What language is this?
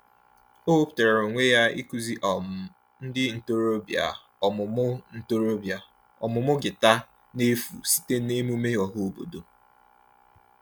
Igbo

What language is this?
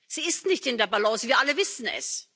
German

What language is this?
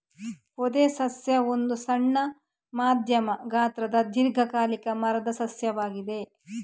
Kannada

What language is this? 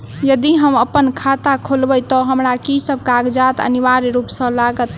Maithili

